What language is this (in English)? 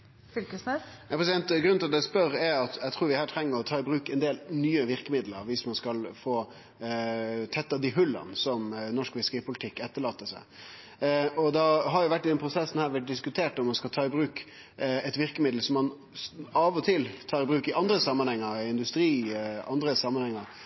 Norwegian